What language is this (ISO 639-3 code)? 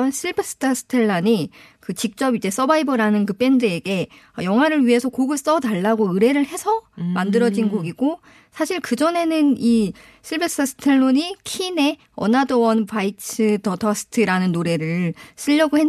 kor